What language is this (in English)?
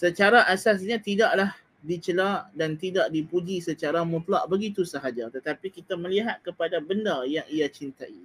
Malay